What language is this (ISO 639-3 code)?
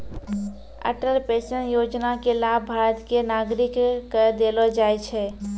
mai